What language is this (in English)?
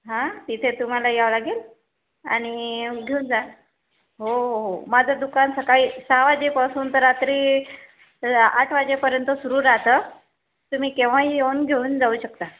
Marathi